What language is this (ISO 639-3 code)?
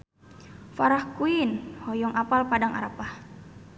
sun